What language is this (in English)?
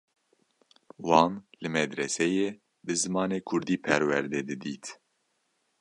Kurdish